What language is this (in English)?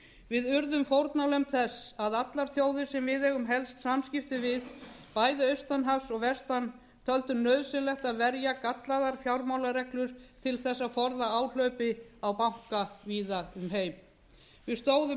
Icelandic